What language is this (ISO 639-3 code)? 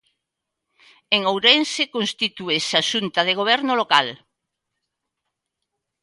glg